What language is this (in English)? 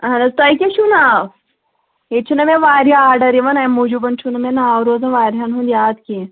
Kashmiri